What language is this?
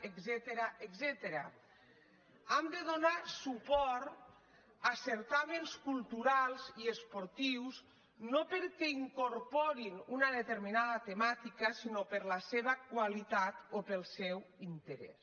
Catalan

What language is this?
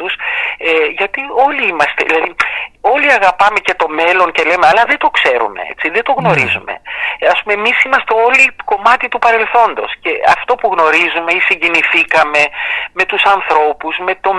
Greek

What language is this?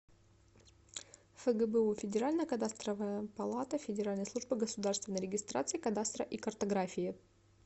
Russian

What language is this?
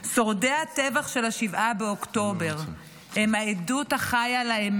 Hebrew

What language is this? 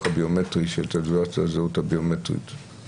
Hebrew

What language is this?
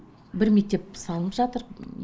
Kazakh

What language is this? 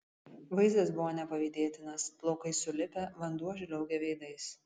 Lithuanian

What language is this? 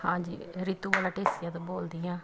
Punjabi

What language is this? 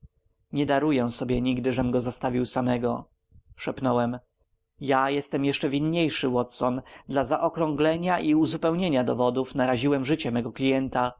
Polish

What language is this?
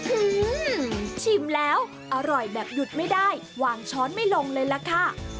Thai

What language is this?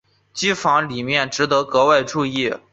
Chinese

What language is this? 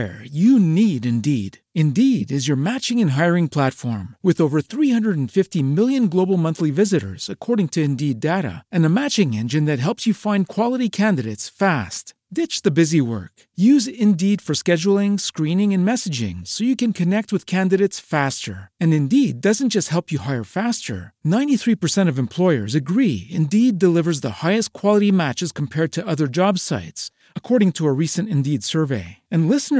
Italian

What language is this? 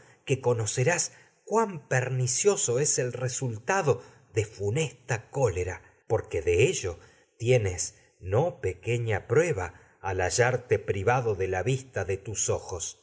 Spanish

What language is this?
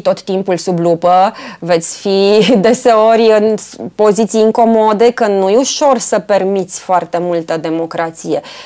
Romanian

